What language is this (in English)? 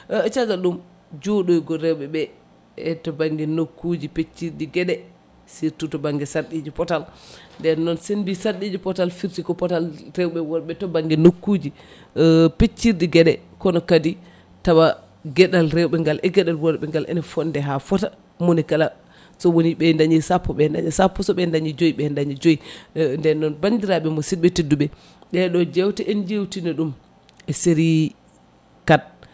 Fula